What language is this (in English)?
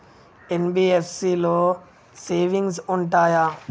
Telugu